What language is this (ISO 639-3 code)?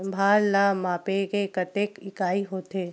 hne